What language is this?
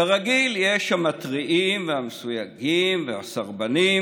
Hebrew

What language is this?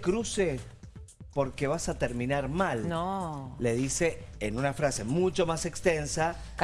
Spanish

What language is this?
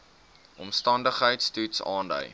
Afrikaans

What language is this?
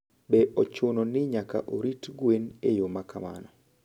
Luo (Kenya and Tanzania)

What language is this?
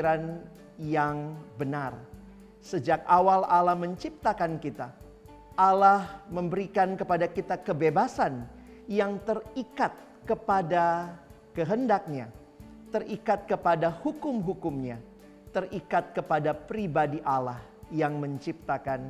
Indonesian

